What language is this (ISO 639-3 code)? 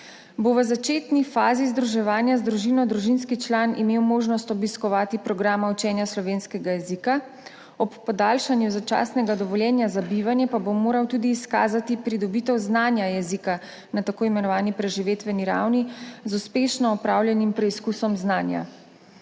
slv